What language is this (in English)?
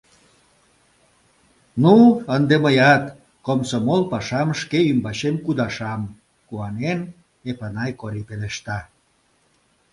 Mari